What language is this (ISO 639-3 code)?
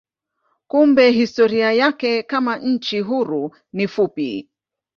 swa